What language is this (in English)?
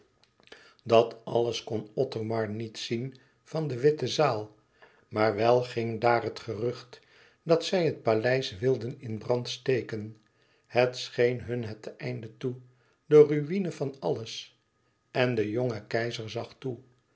Dutch